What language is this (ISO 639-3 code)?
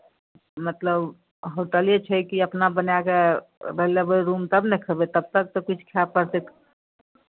mai